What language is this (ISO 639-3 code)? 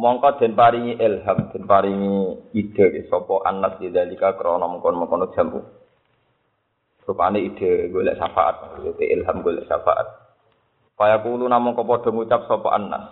msa